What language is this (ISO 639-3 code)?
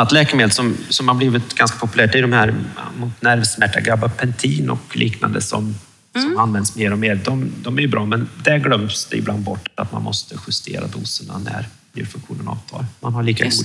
swe